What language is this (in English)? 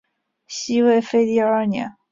Chinese